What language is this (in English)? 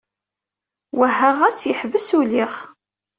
Kabyle